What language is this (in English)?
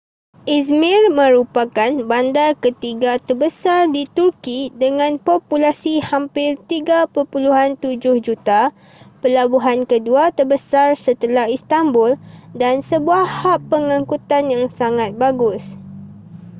Malay